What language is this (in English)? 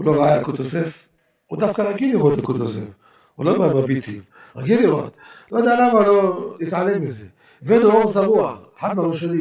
Hebrew